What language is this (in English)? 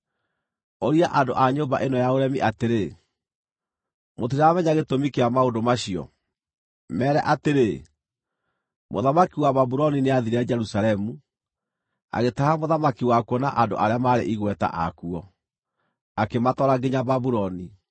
Kikuyu